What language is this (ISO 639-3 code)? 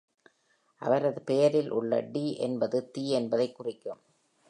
tam